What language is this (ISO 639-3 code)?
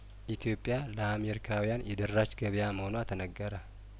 amh